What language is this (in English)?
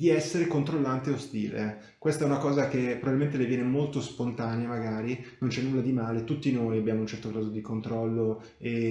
Italian